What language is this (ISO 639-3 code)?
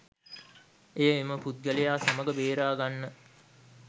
sin